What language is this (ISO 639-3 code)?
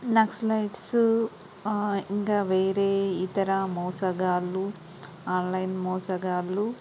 tel